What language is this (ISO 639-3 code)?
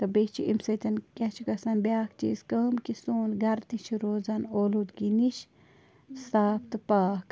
kas